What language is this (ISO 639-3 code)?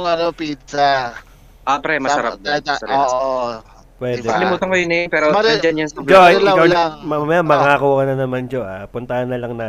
fil